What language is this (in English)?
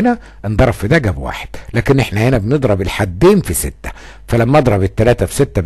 Arabic